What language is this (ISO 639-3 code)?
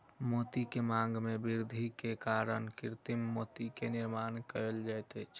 mai